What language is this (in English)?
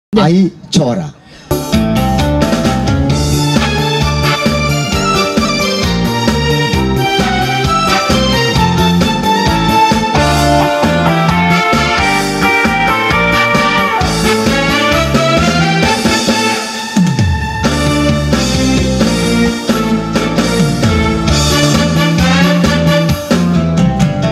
Korean